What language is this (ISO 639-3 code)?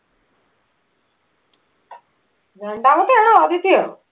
mal